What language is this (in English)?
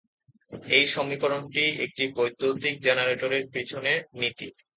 Bangla